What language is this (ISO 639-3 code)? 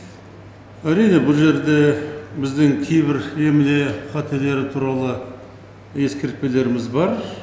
kaz